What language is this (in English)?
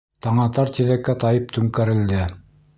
Bashkir